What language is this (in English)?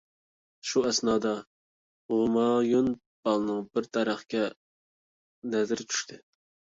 Uyghur